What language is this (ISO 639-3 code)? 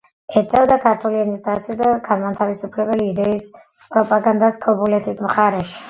kat